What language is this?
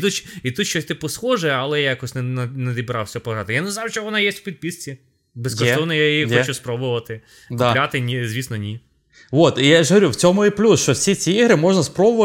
Ukrainian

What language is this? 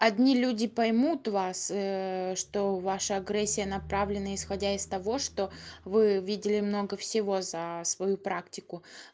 Russian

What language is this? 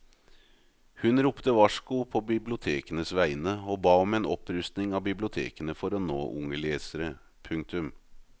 Norwegian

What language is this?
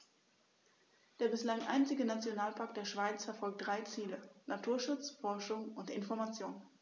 German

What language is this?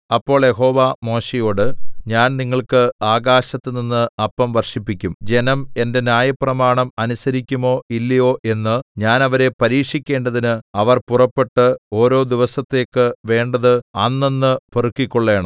Malayalam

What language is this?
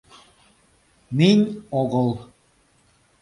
Mari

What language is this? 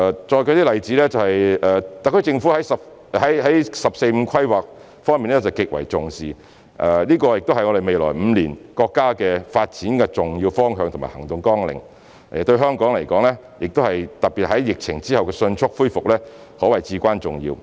Cantonese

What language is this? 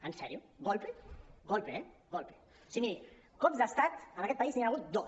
Catalan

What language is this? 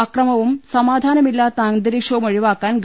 Malayalam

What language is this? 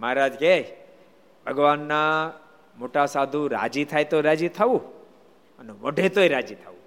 Gujarati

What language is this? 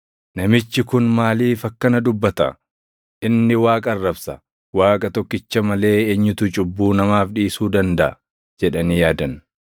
Oromo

